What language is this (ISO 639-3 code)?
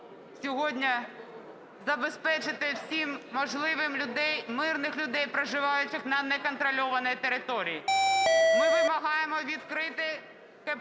ukr